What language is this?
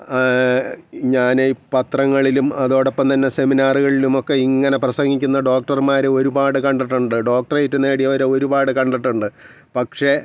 Malayalam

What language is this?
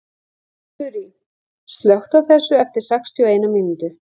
Icelandic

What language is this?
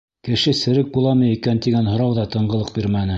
Bashkir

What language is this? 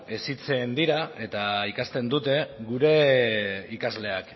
Basque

